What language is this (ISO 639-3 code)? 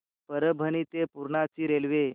mar